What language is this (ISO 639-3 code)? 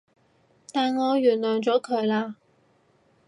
yue